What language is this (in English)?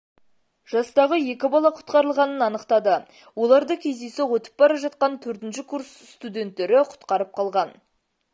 Kazakh